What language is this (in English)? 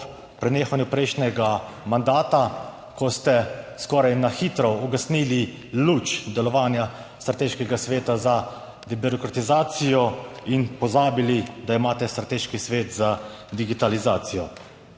Slovenian